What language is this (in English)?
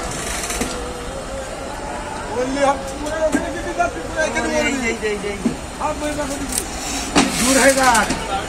Turkish